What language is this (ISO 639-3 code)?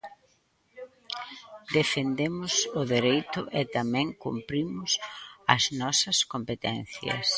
glg